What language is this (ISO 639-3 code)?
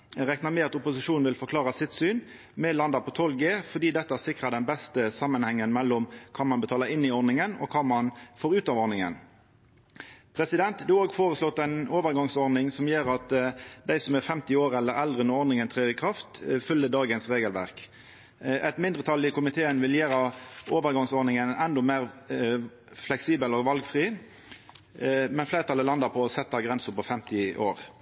nno